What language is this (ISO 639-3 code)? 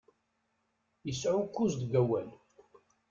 kab